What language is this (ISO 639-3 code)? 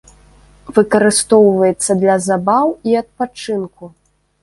bel